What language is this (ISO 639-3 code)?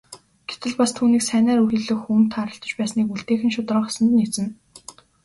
mon